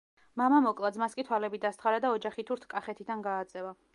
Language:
Georgian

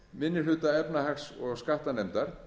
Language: Icelandic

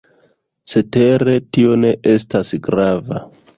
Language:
Esperanto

